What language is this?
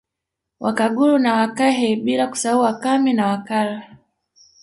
Swahili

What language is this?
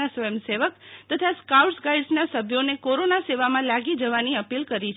Gujarati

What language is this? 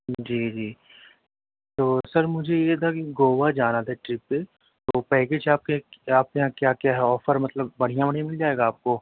Urdu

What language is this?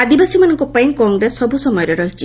Odia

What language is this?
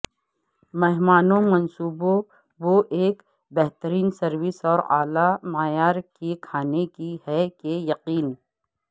Urdu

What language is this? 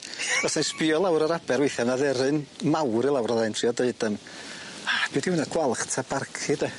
Welsh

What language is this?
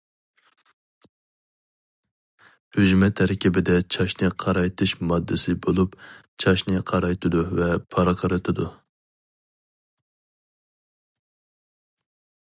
Uyghur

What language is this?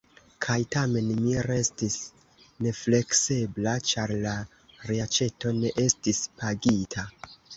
Esperanto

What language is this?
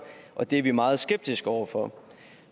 Danish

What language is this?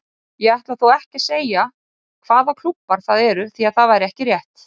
Icelandic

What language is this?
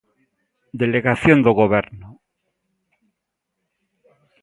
Galician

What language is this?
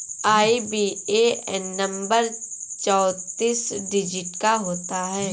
Hindi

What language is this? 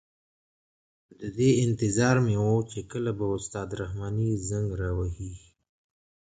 Pashto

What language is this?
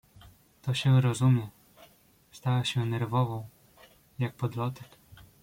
Polish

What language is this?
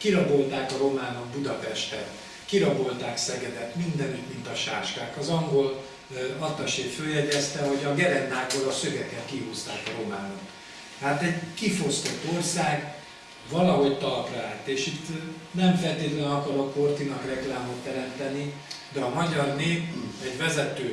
Hungarian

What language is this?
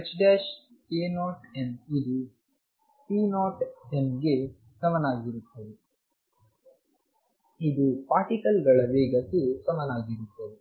Kannada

